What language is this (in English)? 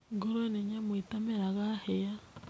Kikuyu